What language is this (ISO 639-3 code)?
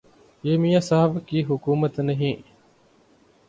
urd